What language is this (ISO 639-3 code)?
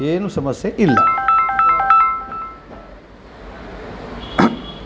kan